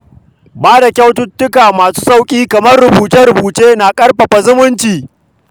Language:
Hausa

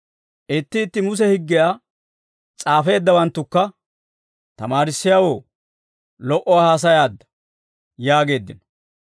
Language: Dawro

